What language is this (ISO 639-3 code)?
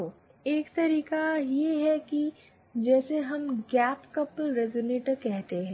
hin